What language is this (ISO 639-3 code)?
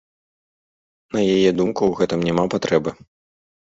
bel